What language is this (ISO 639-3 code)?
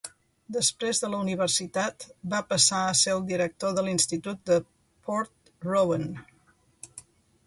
cat